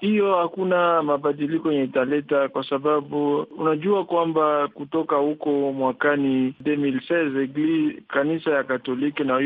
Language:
Swahili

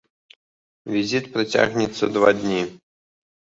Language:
Belarusian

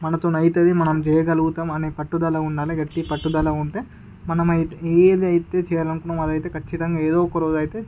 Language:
Telugu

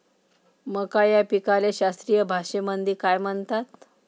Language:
Marathi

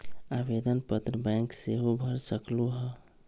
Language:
Magahi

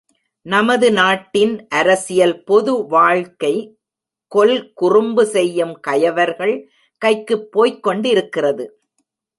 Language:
Tamil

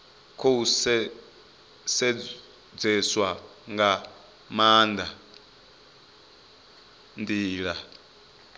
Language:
Venda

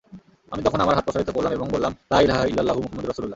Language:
Bangla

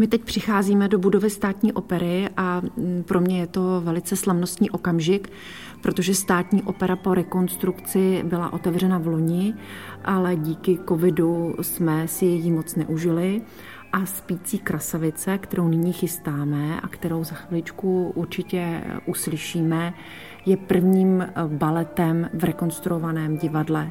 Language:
Czech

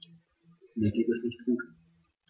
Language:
German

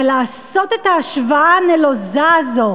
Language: Hebrew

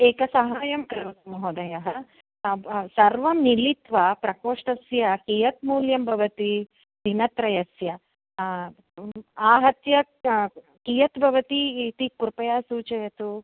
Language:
Sanskrit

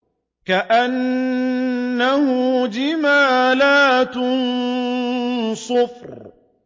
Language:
Arabic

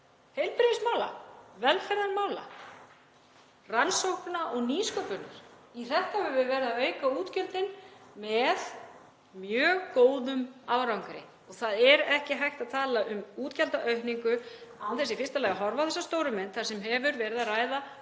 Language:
Icelandic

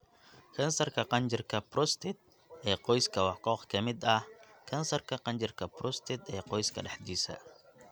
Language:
Somali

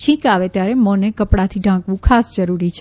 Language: Gujarati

